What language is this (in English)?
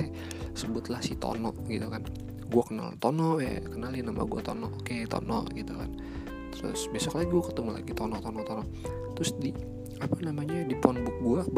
Indonesian